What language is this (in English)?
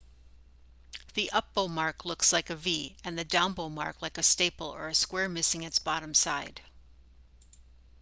English